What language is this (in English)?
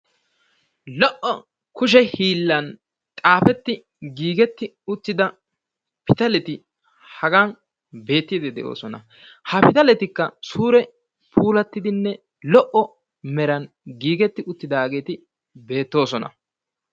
Wolaytta